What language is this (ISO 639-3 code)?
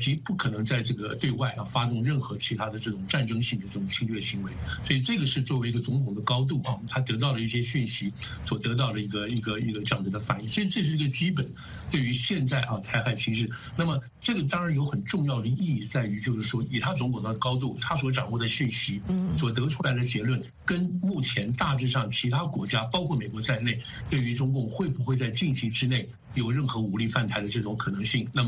zho